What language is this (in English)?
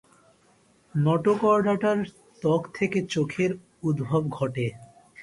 Bangla